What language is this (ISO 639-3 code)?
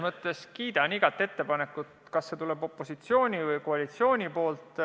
est